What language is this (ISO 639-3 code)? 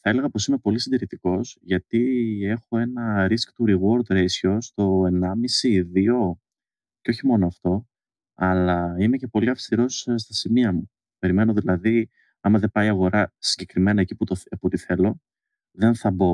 ell